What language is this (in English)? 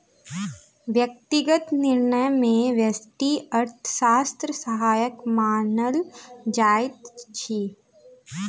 Maithili